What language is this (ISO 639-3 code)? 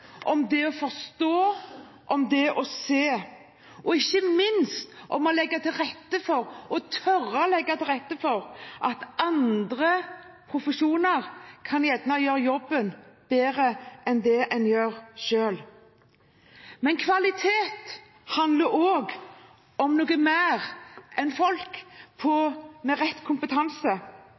nob